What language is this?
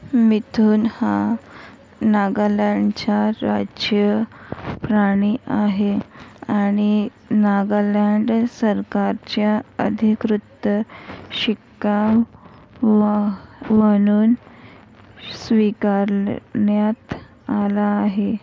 Marathi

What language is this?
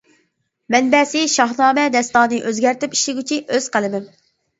Uyghur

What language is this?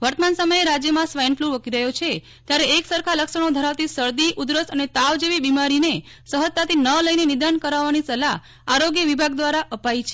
Gujarati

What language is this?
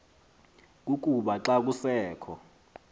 Xhosa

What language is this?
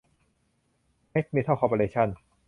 Thai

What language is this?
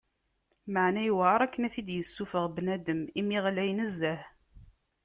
Kabyle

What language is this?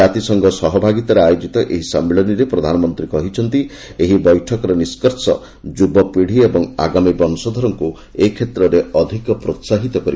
Odia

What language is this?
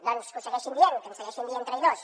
Catalan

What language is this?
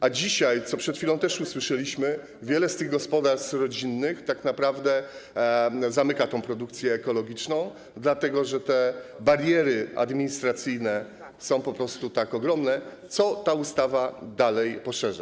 Polish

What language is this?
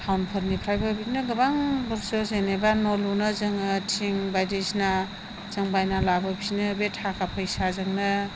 Bodo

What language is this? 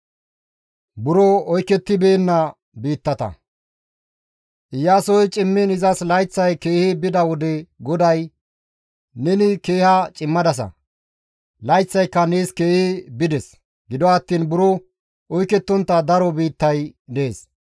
Gamo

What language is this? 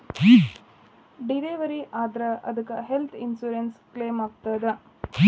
Kannada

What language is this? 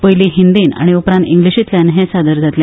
Konkani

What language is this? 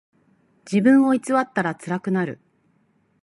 Japanese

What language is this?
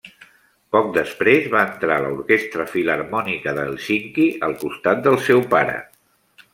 Catalan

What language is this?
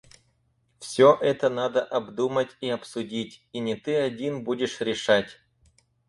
Russian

